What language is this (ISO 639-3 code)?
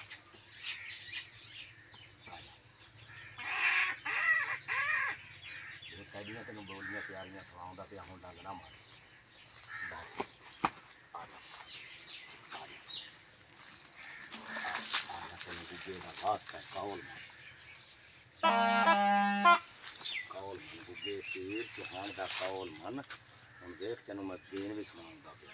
pan